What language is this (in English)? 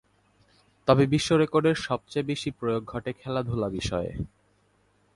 Bangla